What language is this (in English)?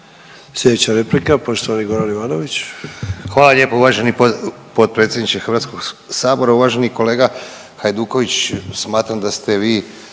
Croatian